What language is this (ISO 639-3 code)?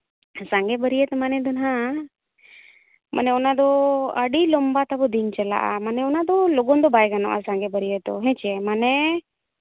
sat